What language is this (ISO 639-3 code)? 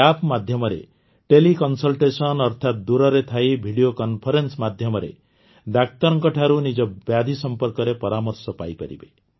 ori